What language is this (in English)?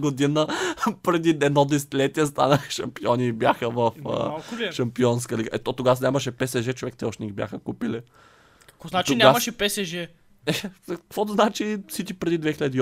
Bulgarian